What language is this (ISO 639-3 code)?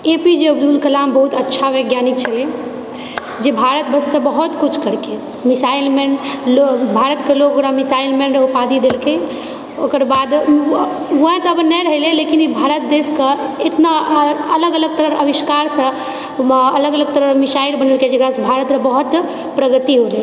mai